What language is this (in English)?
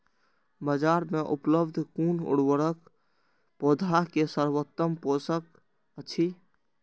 Maithili